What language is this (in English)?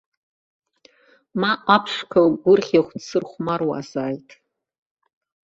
Abkhazian